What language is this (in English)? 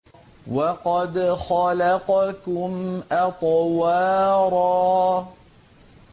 Arabic